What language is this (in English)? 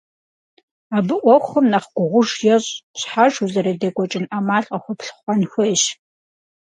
Kabardian